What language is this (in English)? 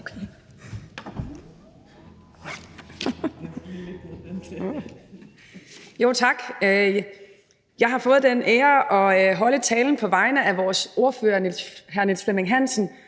Danish